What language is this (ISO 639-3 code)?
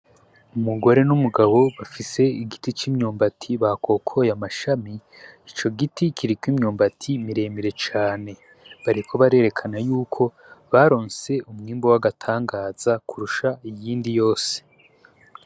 run